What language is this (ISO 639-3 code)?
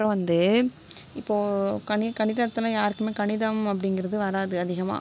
tam